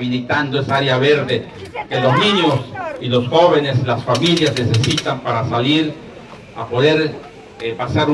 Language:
Spanish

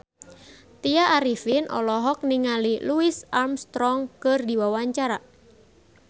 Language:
Sundanese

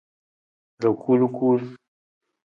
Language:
Nawdm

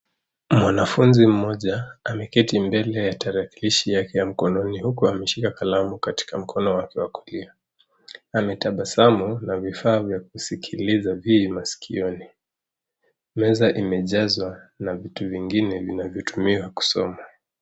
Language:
Swahili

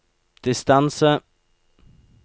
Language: Norwegian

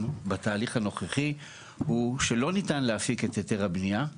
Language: Hebrew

